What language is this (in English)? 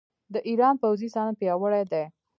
Pashto